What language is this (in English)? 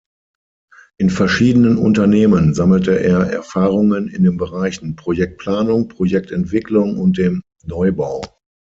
German